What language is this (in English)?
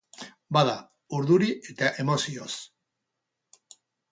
Basque